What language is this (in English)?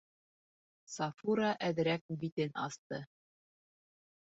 Bashkir